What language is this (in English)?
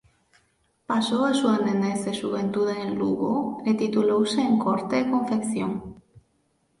Galician